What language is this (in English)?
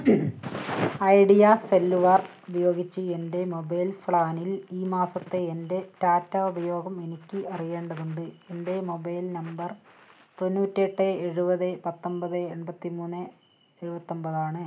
Malayalam